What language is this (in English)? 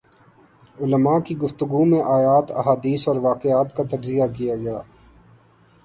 Urdu